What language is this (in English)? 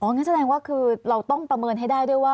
Thai